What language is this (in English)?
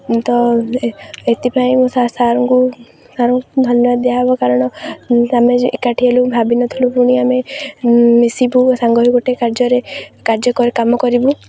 Odia